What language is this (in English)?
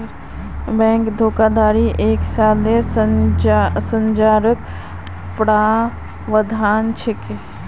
Magahi